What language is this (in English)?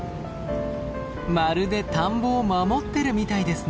Japanese